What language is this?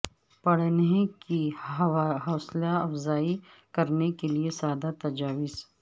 Urdu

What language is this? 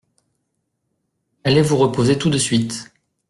French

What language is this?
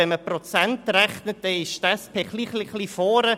Swiss German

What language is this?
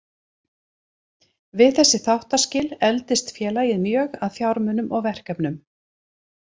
Icelandic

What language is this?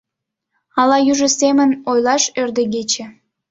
Mari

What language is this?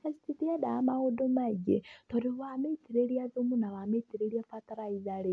Kikuyu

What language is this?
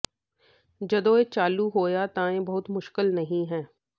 Punjabi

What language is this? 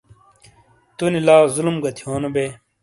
Shina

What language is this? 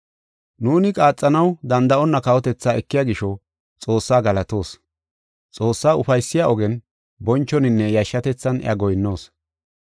Gofa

